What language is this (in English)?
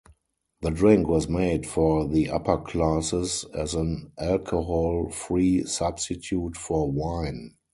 English